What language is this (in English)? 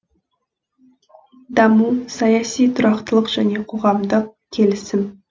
Kazakh